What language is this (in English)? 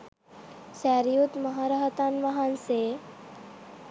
Sinhala